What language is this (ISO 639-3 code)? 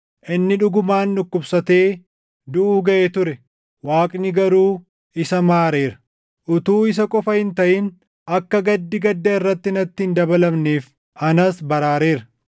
orm